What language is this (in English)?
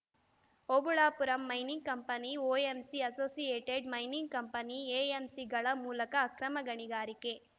Kannada